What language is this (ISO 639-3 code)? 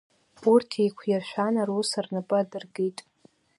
abk